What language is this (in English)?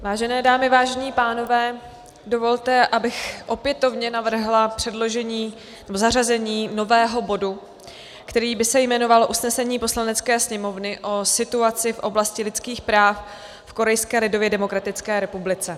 Czech